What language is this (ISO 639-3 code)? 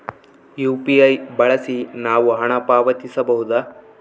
kan